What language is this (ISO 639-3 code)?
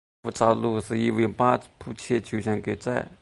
zho